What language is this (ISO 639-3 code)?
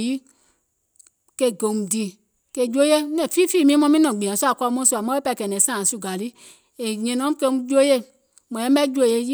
gol